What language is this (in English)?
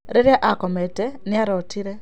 Kikuyu